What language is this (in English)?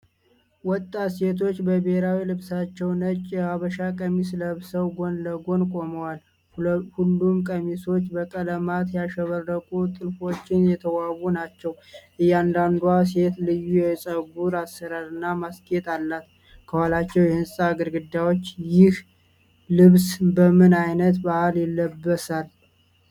Amharic